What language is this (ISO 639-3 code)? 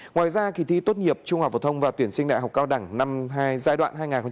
vie